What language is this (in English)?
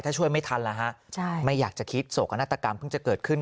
Thai